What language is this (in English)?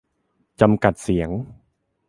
Thai